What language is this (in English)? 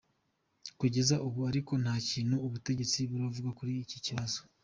Kinyarwanda